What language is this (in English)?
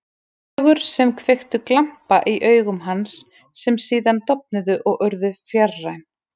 Icelandic